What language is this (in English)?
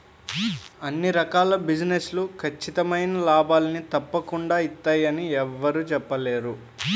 Telugu